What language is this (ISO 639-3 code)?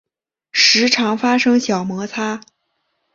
zho